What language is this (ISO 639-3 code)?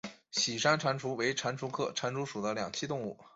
zho